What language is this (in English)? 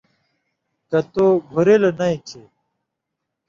Indus Kohistani